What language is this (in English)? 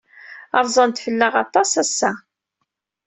Kabyle